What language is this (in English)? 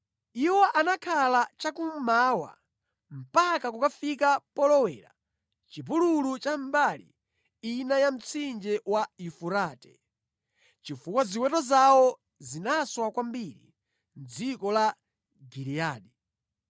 Nyanja